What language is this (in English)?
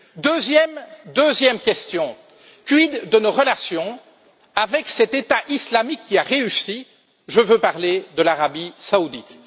French